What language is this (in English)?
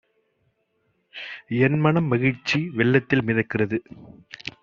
Tamil